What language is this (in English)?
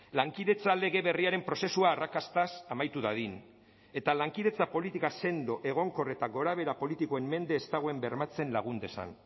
Basque